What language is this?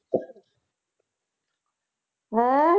Punjabi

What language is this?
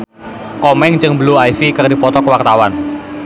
Sundanese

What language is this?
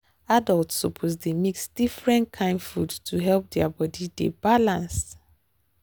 Nigerian Pidgin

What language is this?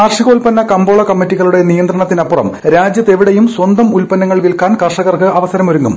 Malayalam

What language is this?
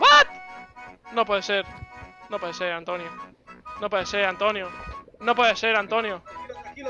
Spanish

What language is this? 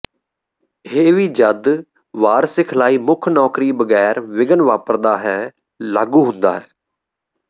Punjabi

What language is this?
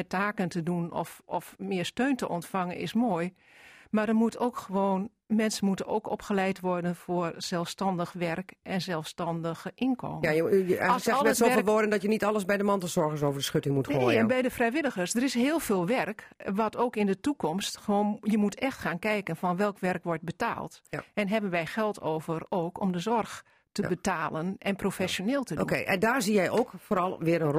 Dutch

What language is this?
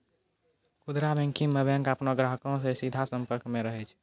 Maithili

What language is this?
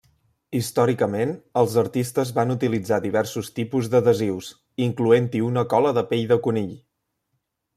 Catalan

